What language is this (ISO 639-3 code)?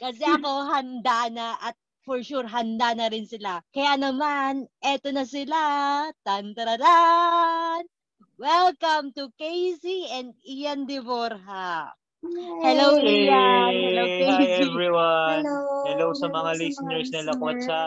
fil